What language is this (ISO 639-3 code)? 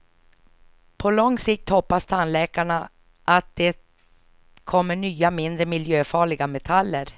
swe